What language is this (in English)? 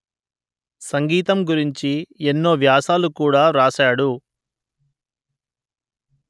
Telugu